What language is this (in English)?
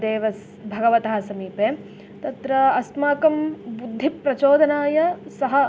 Sanskrit